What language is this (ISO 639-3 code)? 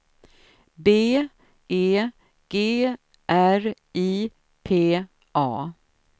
swe